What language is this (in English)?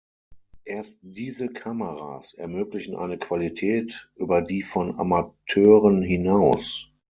German